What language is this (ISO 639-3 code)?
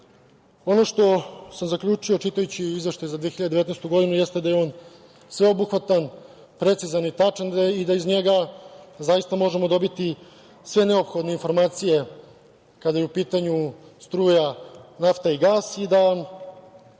srp